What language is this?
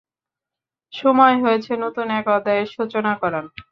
Bangla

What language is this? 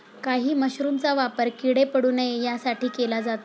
Marathi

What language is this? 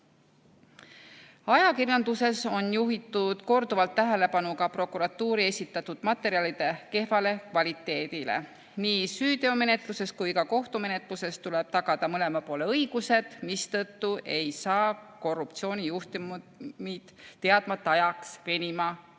Estonian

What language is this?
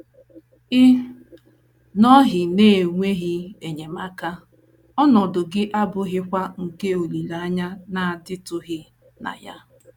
Igbo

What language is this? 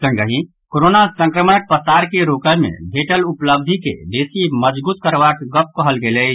Maithili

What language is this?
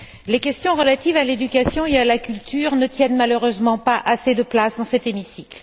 French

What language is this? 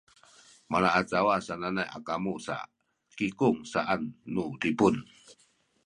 Sakizaya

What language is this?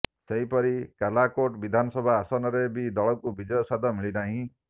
Odia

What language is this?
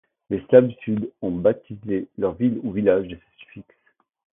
French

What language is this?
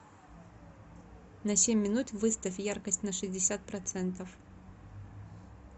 Russian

